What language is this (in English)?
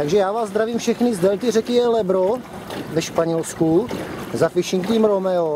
Czech